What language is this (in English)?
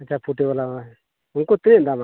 Santali